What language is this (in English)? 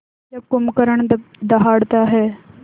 Hindi